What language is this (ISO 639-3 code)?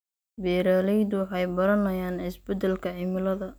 som